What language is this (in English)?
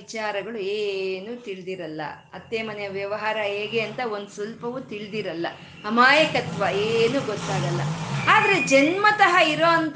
Kannada